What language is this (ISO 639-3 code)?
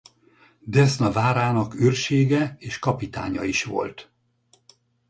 hun